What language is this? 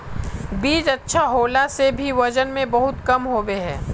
Magahi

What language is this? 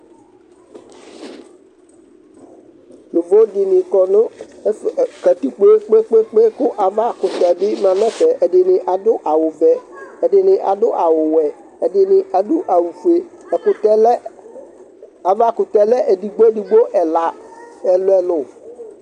Ikposo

